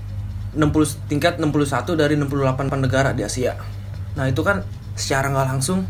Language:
Indonesian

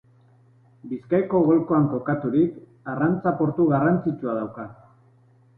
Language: Basque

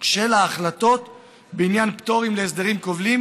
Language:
Hebrew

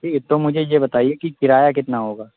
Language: Urdu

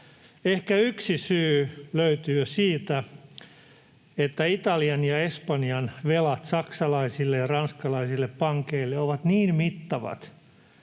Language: Finnish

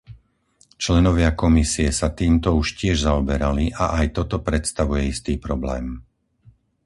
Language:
Slovak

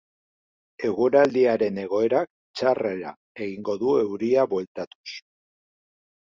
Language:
Basque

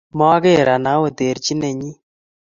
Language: Kalenjin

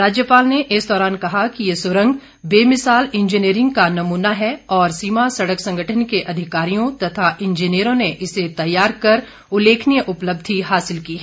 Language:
Hindi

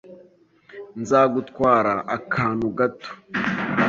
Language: Kinyarwanda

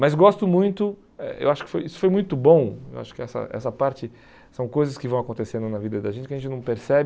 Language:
Portuguese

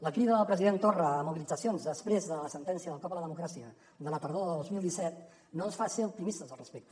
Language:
Catalan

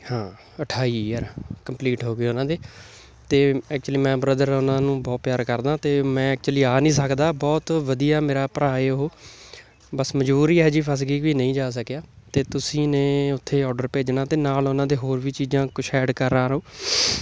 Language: Punjabi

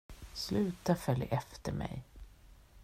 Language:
Swedish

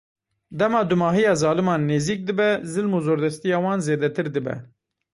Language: Kurdish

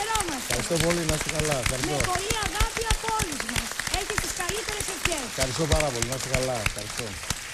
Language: Greek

